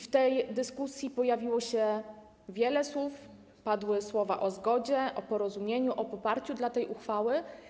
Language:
Polish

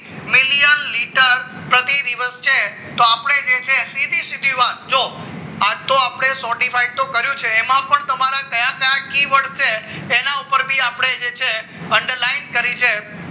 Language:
Gujarati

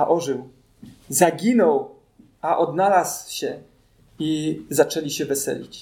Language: Polish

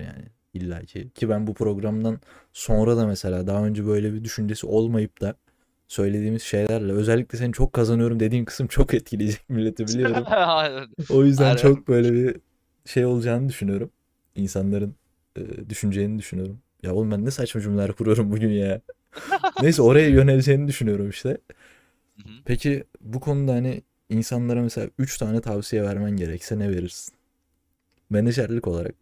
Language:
Turkish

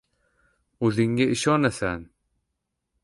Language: Uzbek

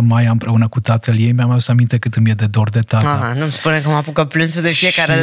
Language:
Romanian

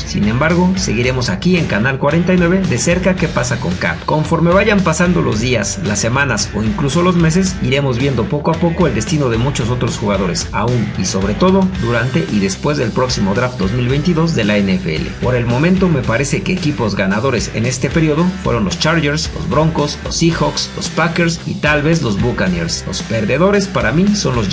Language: Spanish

